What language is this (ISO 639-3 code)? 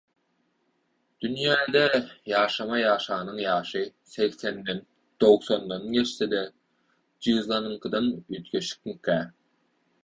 tuk